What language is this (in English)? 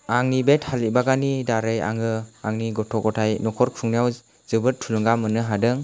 Bodo